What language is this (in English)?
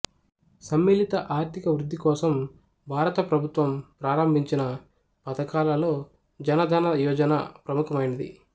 Telugu